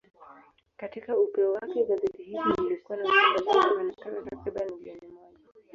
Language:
Swahili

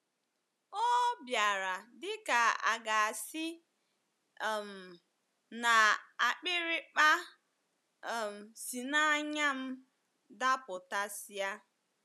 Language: Igbo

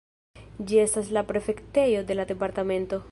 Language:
Esperanto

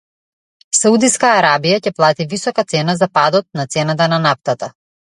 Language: Macedonian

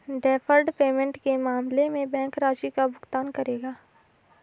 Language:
Hindi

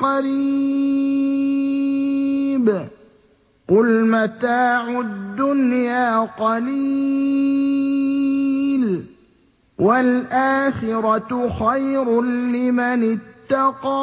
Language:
Arabic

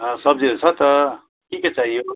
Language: Nepali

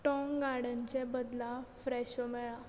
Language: Konkani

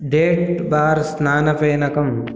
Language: Sanskrit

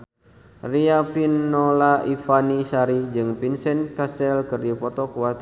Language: Sundanese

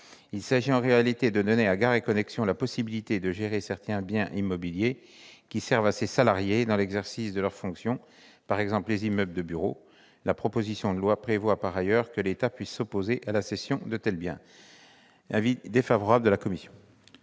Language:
French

